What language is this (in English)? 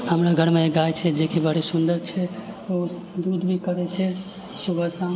Maithili